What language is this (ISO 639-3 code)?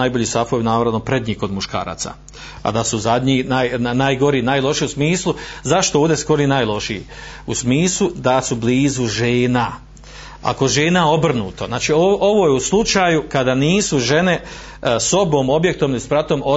hrv